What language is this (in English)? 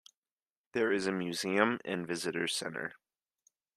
English